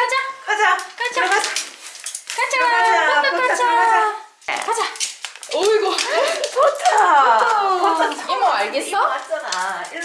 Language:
Korean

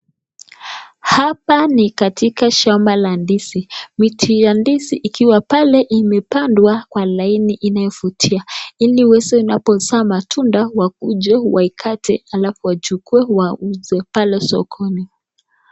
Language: Swahili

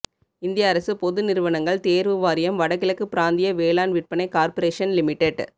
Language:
Tamil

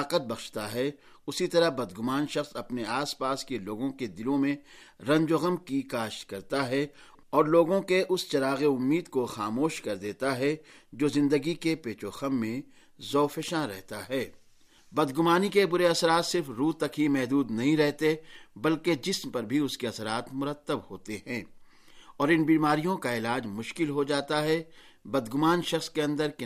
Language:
Urdu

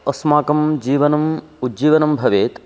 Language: Sanskrit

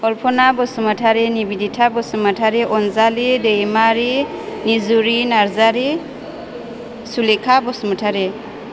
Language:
Bodo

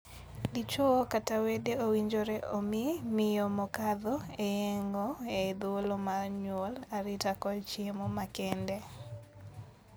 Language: Luo (Kenya and Tanzania)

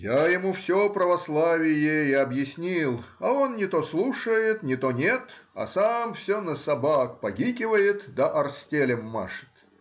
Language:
Russian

